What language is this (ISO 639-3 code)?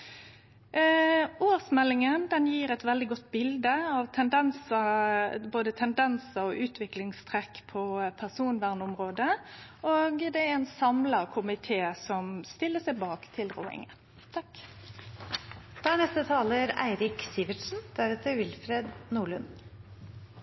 nor